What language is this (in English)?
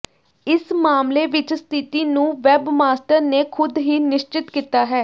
Punjabi